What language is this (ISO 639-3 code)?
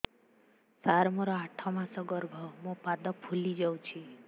ori